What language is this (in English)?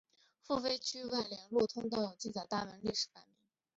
Chinese